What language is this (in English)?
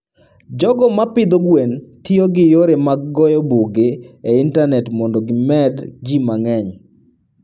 Luo (Kenya and Tanzania)